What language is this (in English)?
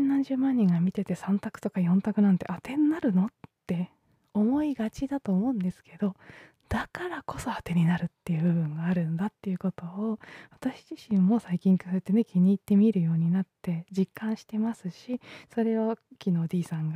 Japanese